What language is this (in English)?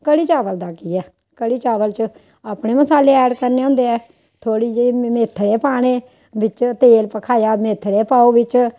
Dogri